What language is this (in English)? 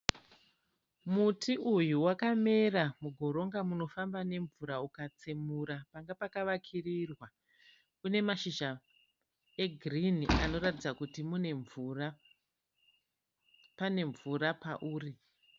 Shona